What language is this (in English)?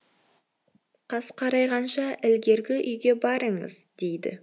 Kazakh